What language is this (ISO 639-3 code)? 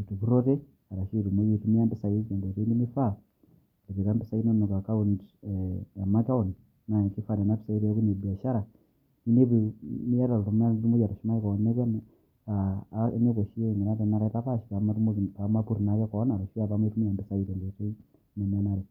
mas